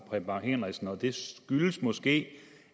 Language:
Danish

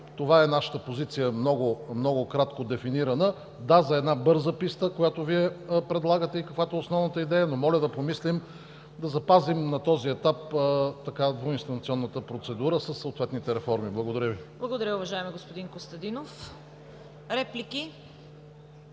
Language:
Bulgarian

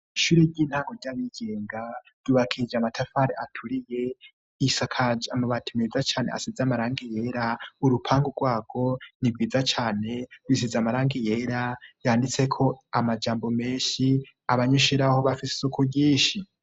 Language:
Rundi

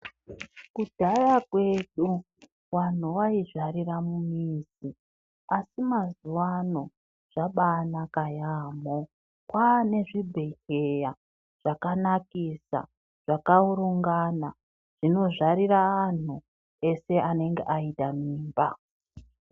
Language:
Ndau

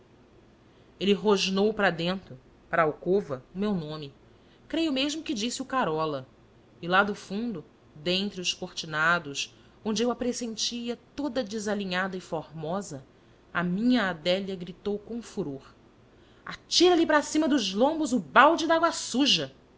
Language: Portuguese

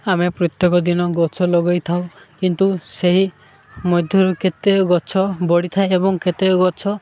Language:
Odia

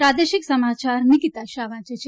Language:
Gujarati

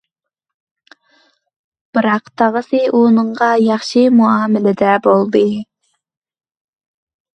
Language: Uyghur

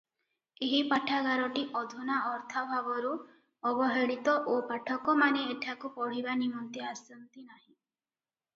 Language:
Odia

